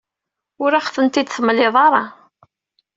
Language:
Kabyle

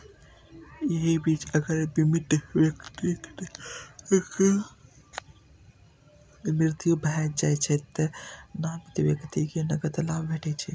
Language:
Maithili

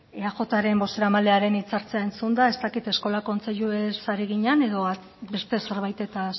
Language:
Basque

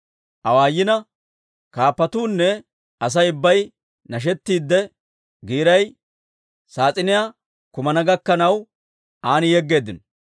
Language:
Dawro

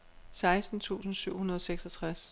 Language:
Danish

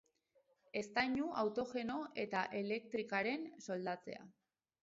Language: Basque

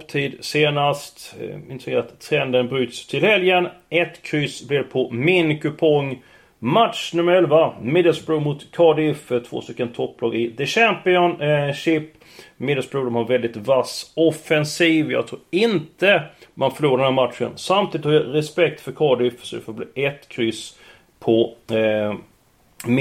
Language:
Swedish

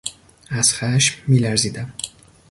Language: Persian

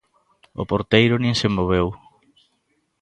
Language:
Galician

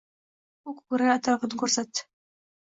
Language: Uzbek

